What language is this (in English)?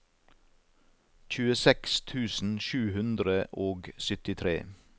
Norwegian